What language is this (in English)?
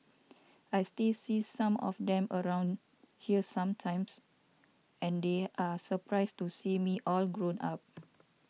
English